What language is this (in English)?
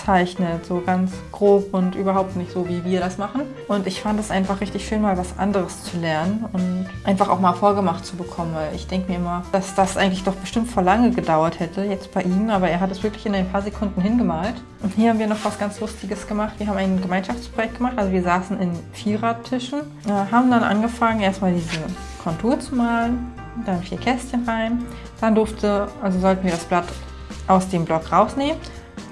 German